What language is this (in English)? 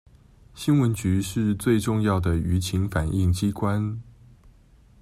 Chinese